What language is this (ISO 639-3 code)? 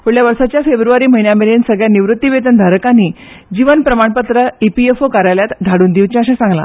kok